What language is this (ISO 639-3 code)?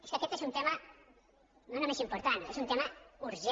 cat